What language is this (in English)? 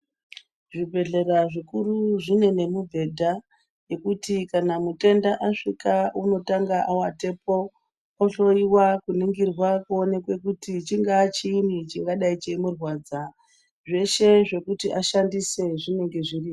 Ndau